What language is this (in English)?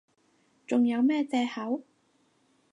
Cantonese